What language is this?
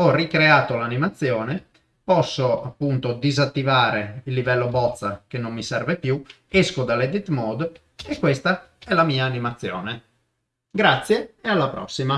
Italian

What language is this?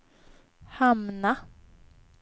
Swedish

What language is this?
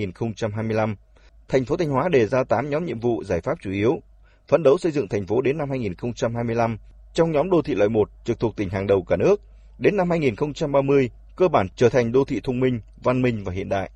Vietnamese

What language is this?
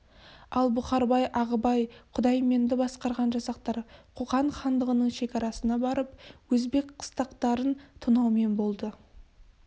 Kazakh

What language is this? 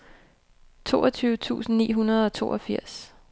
Danish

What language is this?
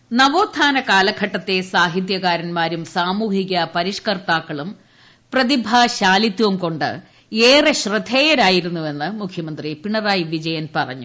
Malayalam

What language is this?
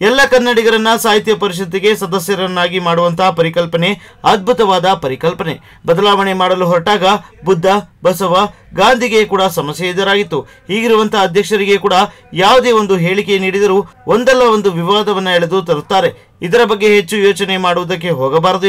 Romanian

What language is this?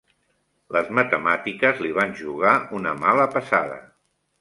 Catalan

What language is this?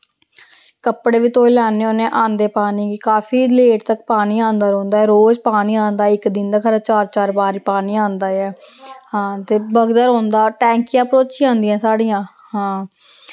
Dogri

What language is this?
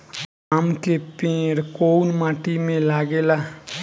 Bhojpuri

